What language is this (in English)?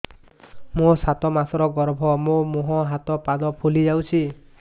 Odia